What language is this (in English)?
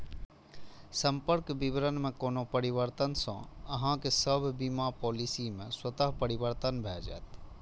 Maithili